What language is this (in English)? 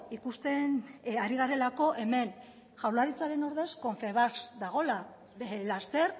Basque